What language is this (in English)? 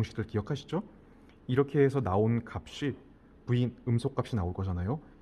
Korean